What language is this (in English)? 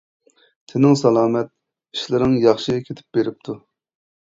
Uyghur